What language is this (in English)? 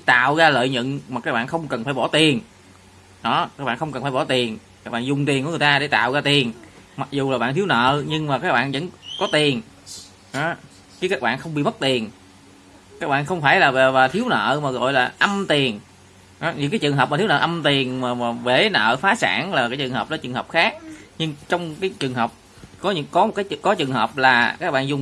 Vietnamese